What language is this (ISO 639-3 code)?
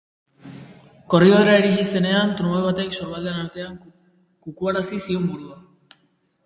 eus